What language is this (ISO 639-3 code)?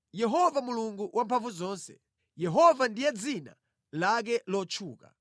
nya